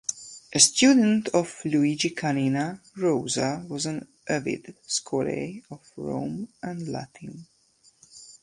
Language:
English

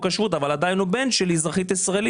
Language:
Hebrew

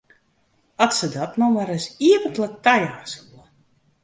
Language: Western Frisian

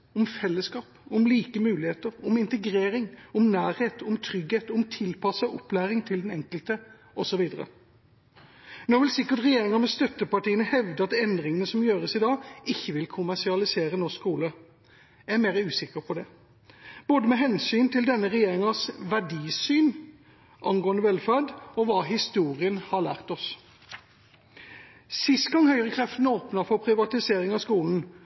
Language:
Norwegian Bokmål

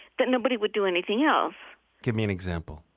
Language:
English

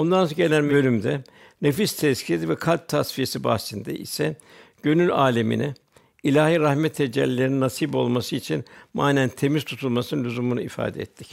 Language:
Turkish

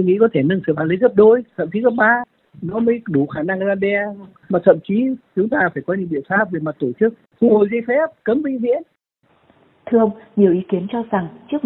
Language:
Vietnamese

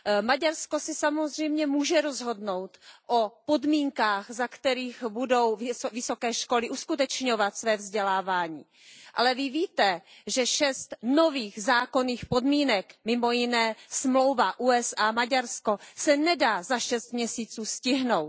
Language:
Czech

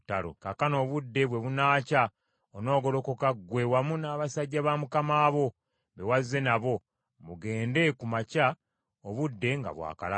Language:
Ganda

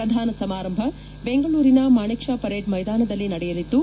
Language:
Kannada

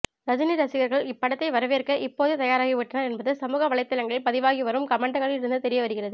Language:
Tamil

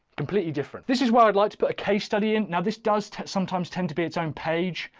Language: English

